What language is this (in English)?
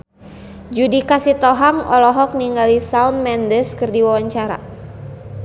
Sundanese